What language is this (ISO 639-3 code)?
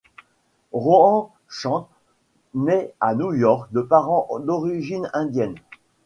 fra